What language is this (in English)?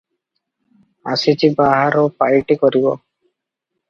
Odia